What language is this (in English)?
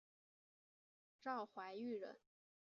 Chinese